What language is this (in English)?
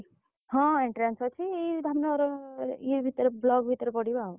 Odia